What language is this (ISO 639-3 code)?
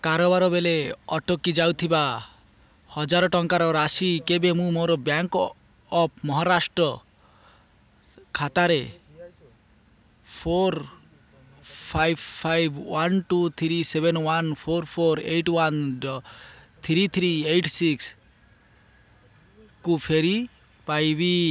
ori